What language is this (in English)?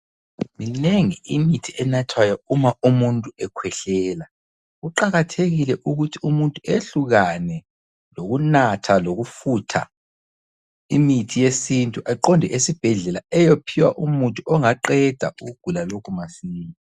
North Ndebele